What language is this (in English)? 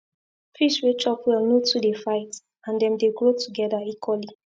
Nigerian Pidgin